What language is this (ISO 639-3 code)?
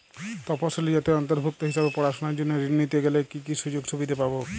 ben